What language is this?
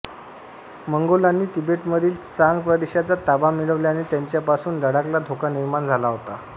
Marathi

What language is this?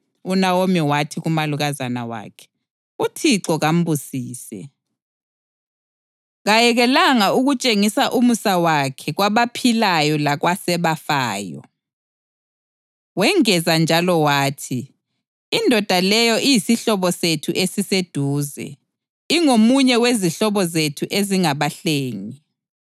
North Ndebele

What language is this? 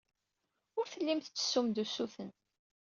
Kabyle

